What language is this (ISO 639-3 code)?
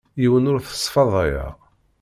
kab